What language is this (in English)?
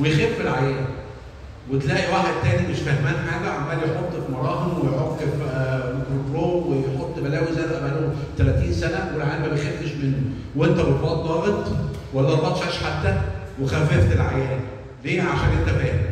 Arabic